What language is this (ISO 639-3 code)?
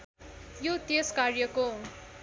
nep